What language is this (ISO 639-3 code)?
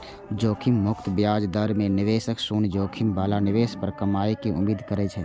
mai